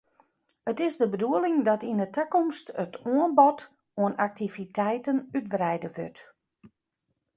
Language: Western Frisian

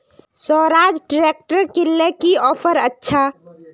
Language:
Magahi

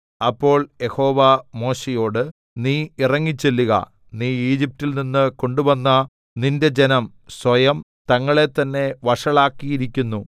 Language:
Malayalam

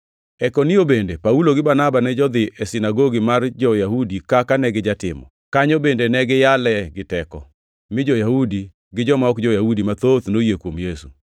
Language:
Luo (Kenya and Tanzania)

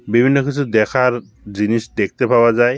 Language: Bangla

